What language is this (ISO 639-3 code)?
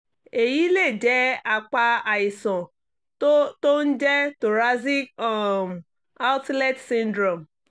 yor